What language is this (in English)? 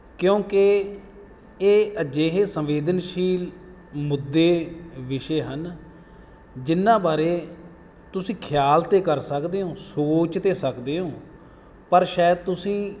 Punjabi